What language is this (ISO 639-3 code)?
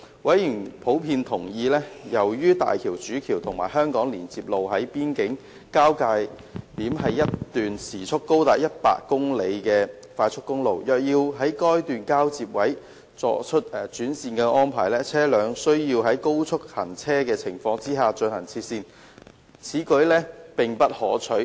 yue